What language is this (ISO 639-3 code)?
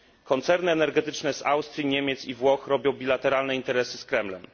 pol